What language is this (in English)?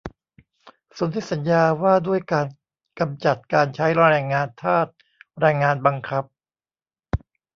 Thai